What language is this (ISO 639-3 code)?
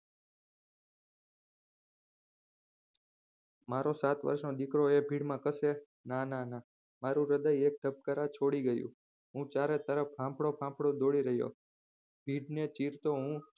guj